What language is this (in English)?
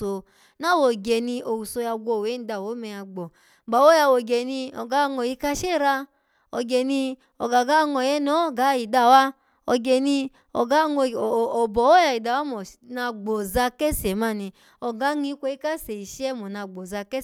Alago